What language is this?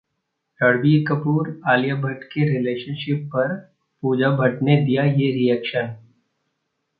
Hindi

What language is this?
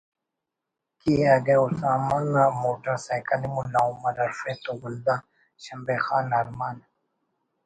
Brahui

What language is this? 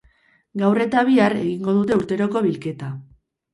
Basque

